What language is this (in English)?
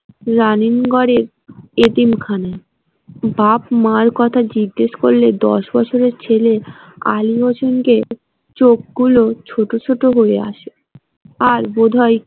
Bangla